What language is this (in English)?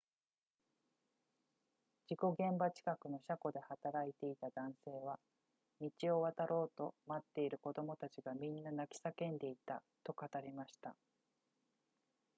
Japanese